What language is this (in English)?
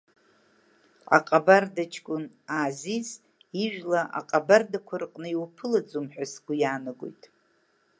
Abkhazian